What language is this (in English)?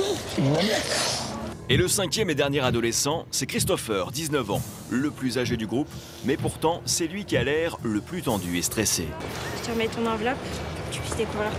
French